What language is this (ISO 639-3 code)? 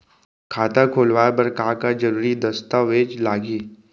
hne